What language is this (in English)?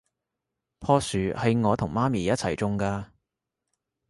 Cantonese